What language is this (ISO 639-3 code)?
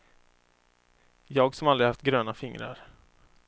swe